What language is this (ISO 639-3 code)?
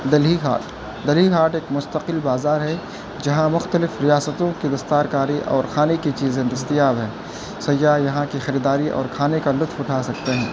urd